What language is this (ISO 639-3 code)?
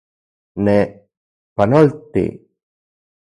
ncx